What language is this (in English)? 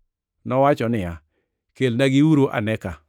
Luo (Kenya and Tanzania)